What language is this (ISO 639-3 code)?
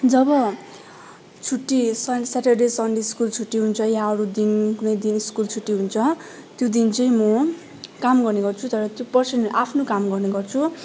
nep